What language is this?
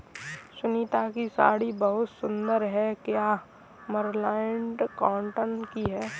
Hindi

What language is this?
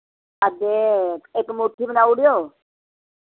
Dogri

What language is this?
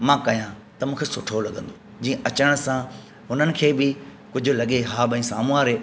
Sindhi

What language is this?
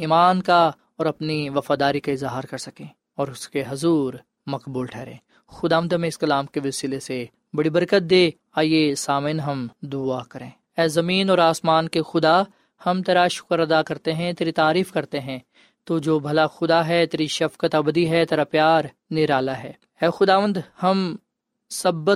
Urdu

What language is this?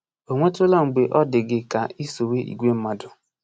Igbo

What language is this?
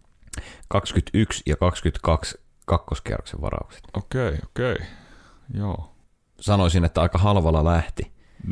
Finnish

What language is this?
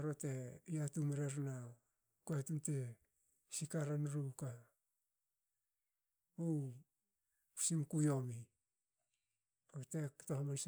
Hakö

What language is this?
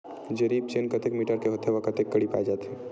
Chhattisgarhi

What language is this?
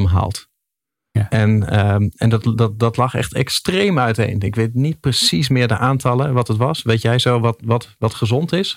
Dutch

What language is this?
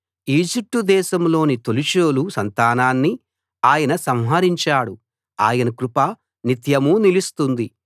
Telugu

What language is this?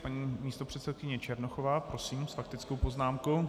Czech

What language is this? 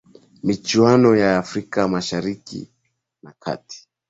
Swahili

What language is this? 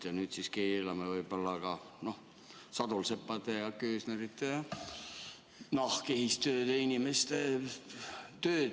Estonian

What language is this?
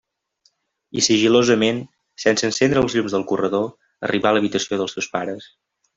Catalan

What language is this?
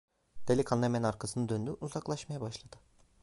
Turkish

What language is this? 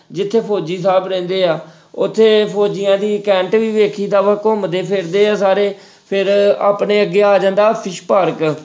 Punjabi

